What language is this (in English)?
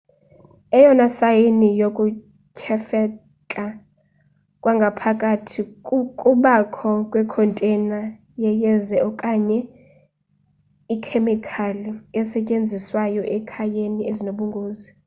Xhosa